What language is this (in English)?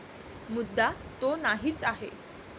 Marathi